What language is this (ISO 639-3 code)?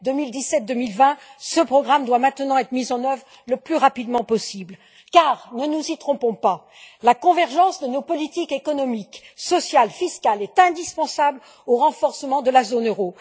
fra